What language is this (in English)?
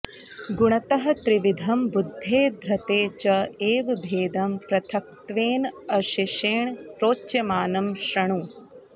Sanskrit